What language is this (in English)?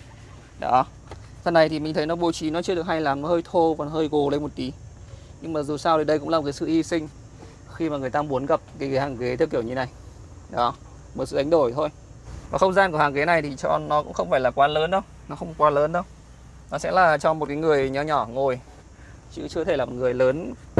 Vietnamese